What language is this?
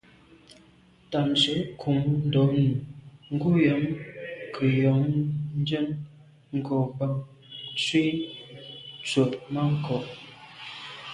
Medumba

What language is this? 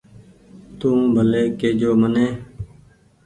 Goaria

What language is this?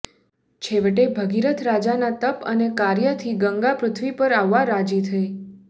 Gujarati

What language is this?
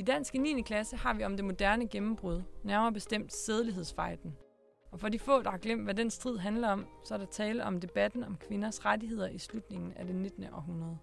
Danish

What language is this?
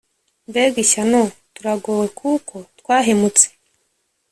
Kinyarwanda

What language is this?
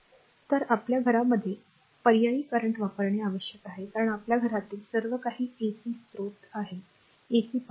Marathi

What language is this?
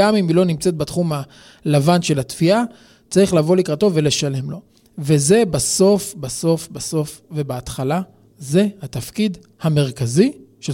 Hebrew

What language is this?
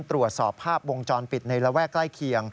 Thai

